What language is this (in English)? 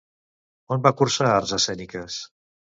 Catalan